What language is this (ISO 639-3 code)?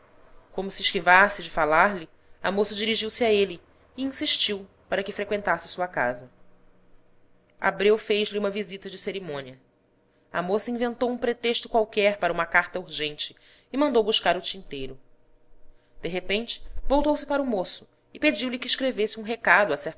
por